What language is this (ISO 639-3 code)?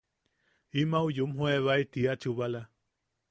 yaq